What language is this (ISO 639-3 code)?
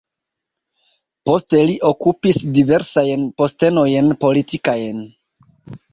epo